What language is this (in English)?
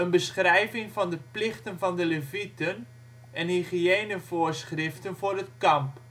Dutch